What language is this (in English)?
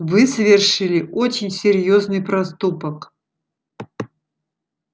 Russian